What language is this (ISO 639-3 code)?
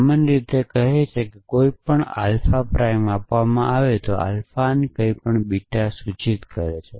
guj